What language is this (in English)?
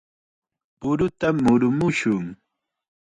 Chiquián Ancash Quechua